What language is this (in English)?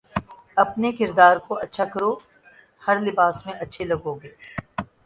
Urdu